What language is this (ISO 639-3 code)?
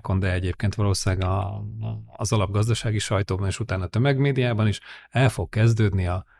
hun